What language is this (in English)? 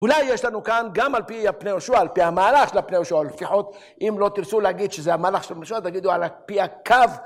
Hebrew